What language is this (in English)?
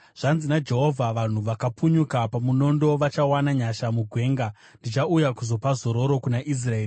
Shona